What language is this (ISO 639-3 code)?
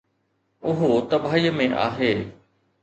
snd